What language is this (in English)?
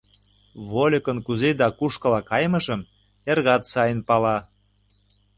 Mari